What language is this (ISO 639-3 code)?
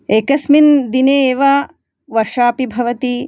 san